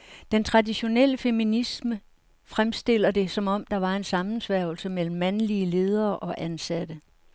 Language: Danish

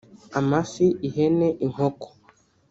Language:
Kinyarwanda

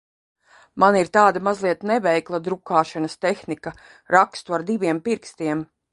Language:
Latvian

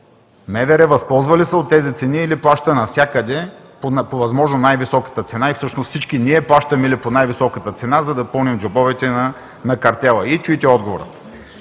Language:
Bulgarian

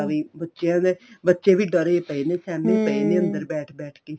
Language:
Punjabi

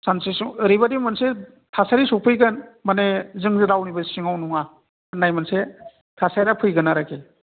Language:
Bodo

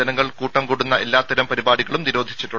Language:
Malayalam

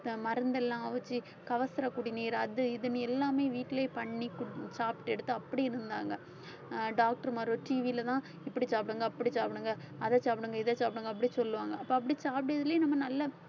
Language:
Tamil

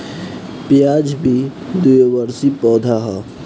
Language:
Bhojpuri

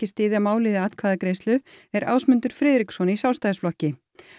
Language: Icelandic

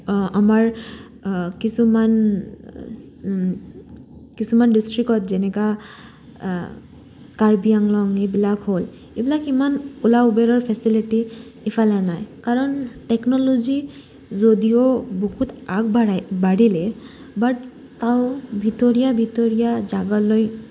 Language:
Assamese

